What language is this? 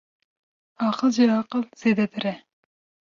Kurdish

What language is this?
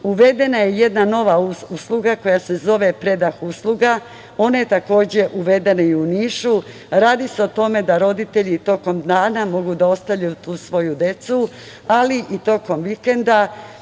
Serbian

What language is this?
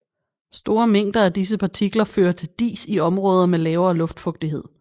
Danish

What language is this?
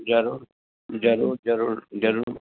Sindhi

